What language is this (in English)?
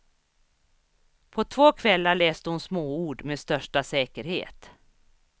Swedish